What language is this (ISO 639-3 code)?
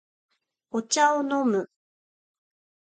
jpn